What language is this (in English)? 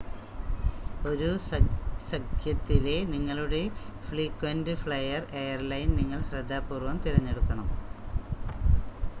Malayalam